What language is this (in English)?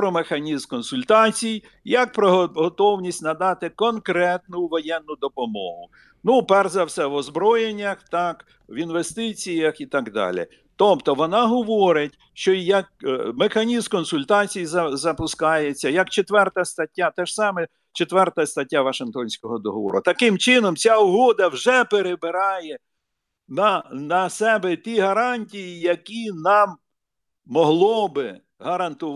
Ukrainian